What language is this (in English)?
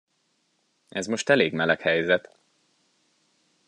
Hungarian